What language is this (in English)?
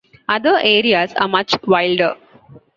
English